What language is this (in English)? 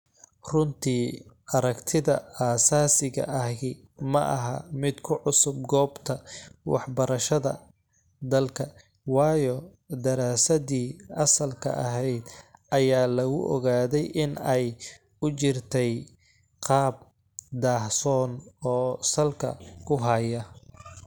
Somali